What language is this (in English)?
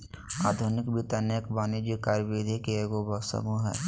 Magahi